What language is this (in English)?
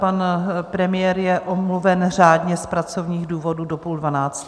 Czech